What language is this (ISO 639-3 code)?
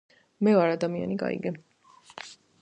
kat